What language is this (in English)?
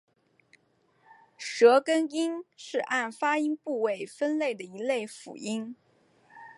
Chinese